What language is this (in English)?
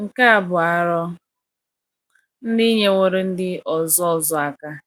Igbo